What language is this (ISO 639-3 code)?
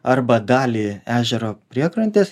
lit